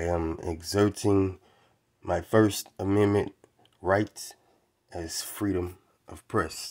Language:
English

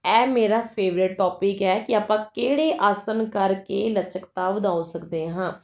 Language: Punjabi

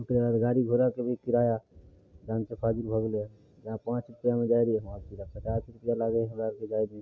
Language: Maithili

